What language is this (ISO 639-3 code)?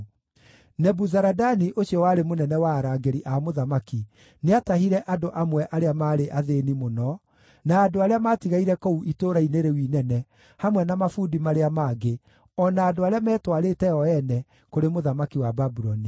kik